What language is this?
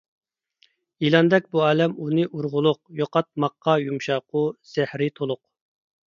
Uyghur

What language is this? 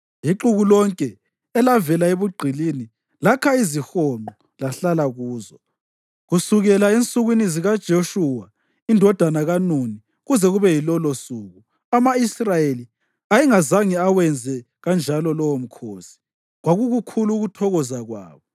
North Ndebele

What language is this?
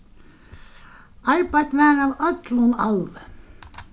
Faroese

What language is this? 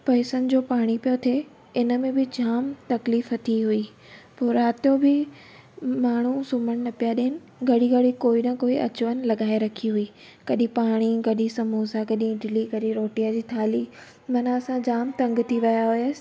Sindhi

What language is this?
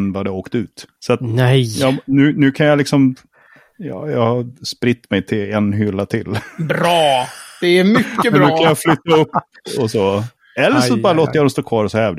Swedish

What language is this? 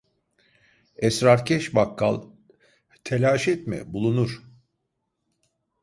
Turkish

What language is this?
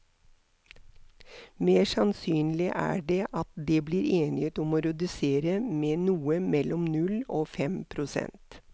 Norwegian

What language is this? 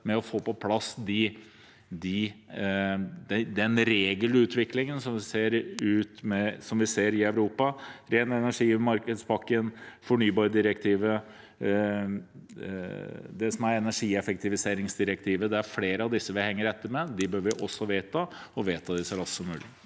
Norwegian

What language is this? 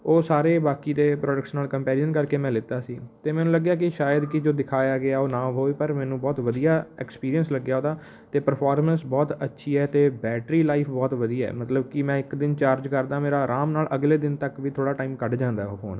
Punjabi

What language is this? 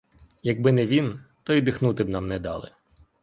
Ukrainian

